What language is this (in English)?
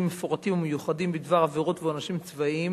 Hebrew